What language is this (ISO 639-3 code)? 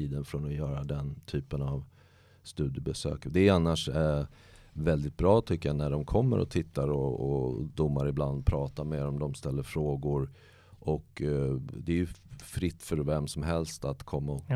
swe